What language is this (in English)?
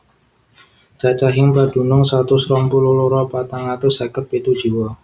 Javanese